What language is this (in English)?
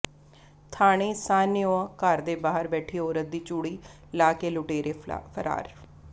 Punjabi